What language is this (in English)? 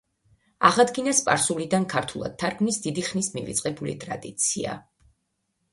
Georgian